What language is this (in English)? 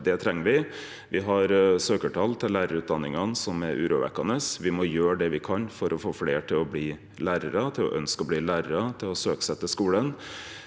Norwegian